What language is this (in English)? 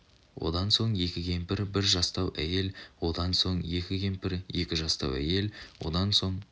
Kazakh